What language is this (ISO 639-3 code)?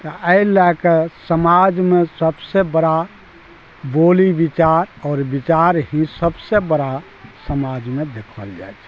mai